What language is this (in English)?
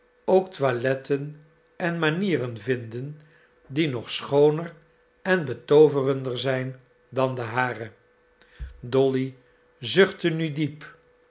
Dutch